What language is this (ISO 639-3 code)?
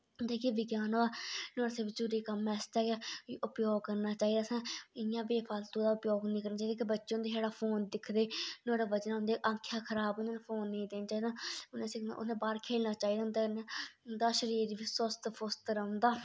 doi